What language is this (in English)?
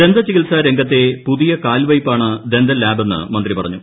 Malayalam